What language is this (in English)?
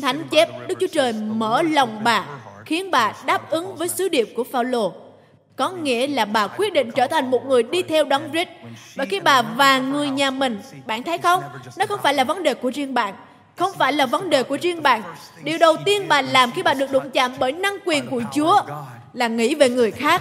Vietnamese